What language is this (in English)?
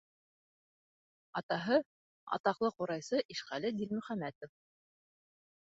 Bashkir